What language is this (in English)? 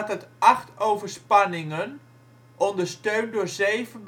Dutch